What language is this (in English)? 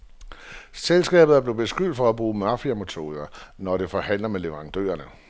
Danish